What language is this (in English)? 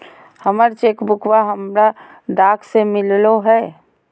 Magahi